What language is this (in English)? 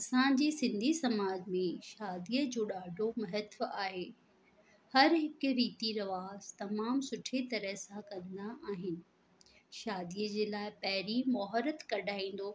Sindhi